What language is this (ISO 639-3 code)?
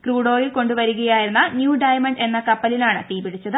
mal